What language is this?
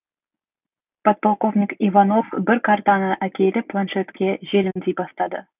Kazakh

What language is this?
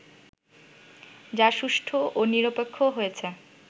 Bangla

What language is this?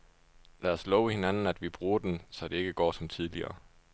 Danish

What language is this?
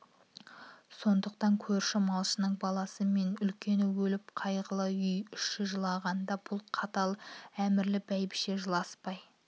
Kazakh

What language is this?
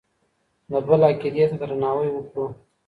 Pashto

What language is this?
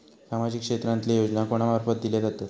Marathi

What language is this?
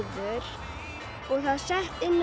Icelandic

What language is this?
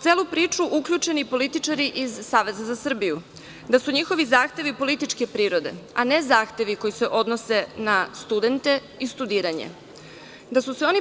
Serbian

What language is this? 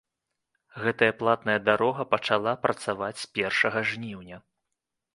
Belarusian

